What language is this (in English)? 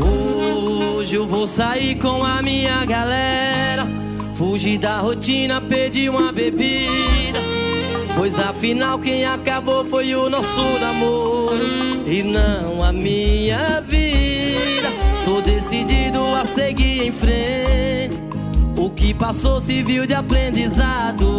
Portuguese